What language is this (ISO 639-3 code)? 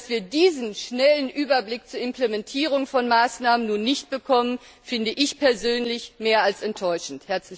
deu